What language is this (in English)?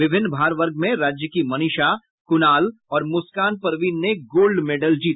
Hindi